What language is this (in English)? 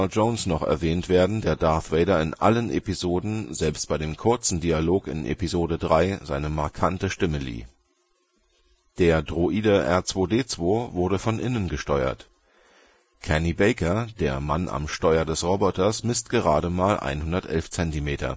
German